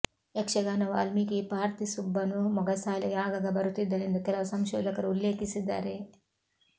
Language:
Kannada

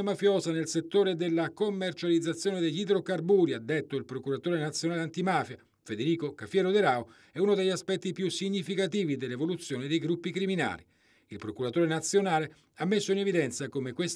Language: Italian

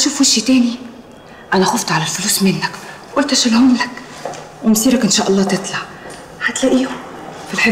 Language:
Arabic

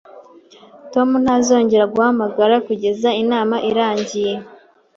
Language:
Kinyarwanda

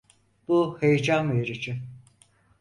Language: Turkish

